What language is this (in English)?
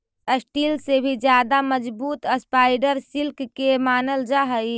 Magahi